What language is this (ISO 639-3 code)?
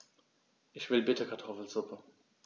deu